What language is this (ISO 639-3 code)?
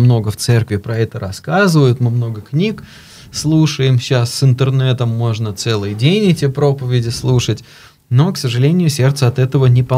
rus